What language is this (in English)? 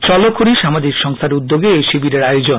Bangla